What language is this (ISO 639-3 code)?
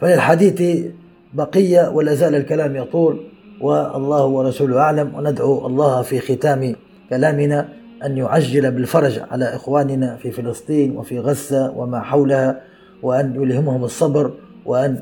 ara